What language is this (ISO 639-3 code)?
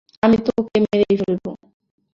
ben